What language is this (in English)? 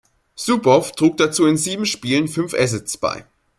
German